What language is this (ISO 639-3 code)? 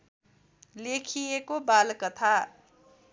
nep